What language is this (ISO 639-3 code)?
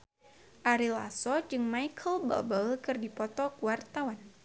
sun